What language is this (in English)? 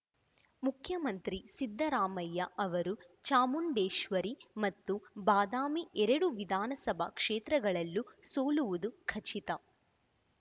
Kannada